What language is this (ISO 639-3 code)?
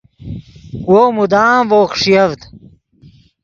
ydg